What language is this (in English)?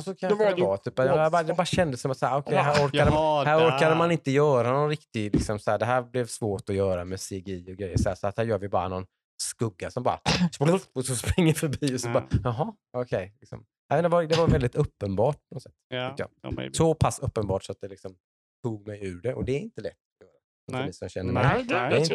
Swedish